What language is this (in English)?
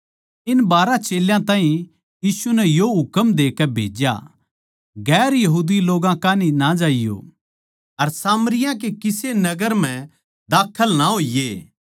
Haryanvi